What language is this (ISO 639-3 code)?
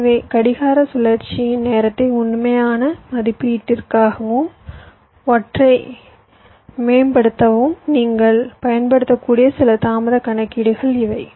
tam